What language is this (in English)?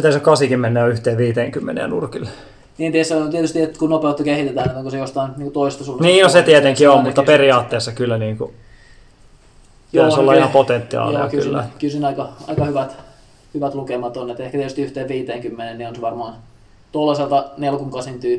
Finnish